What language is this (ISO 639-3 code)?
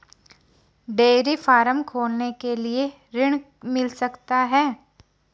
hin